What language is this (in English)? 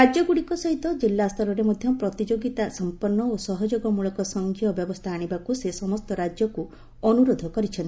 Odia